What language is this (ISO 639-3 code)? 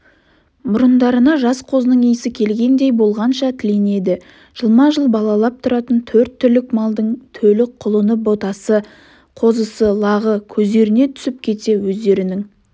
kaz